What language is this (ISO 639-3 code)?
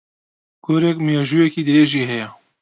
ckb